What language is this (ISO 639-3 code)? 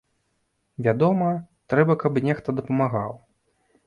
bel